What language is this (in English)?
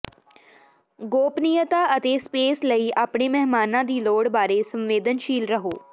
Punjabi